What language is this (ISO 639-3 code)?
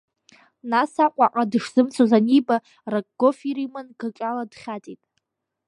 abk